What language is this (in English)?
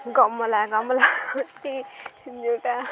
Odia